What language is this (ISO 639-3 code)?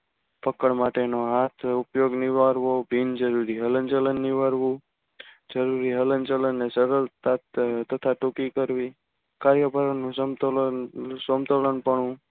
guj